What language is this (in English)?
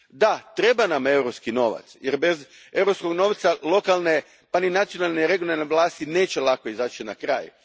Croatian